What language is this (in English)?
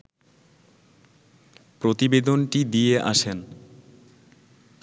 Bangla